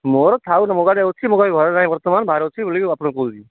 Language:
Odia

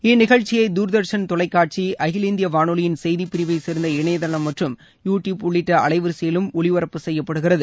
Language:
Tamil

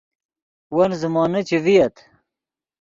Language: Yidgha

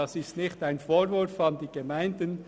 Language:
Swiss German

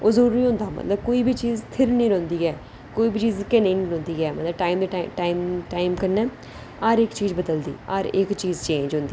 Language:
Dogri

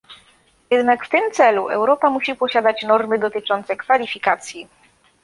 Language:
Polish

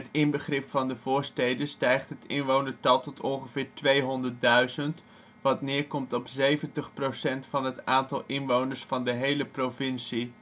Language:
Dutch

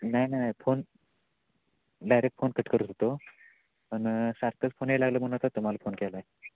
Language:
Marathi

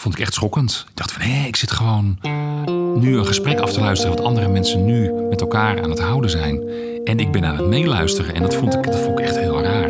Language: Dutch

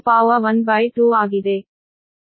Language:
Kannada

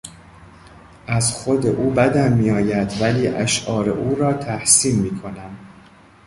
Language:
Persian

